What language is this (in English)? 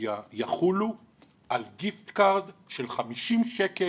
Hebrew